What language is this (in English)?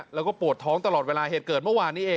Thai